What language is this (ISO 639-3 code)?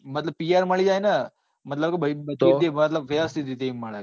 guj